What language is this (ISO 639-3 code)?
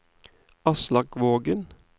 nor